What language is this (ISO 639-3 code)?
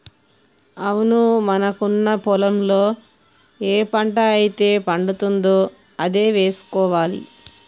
tel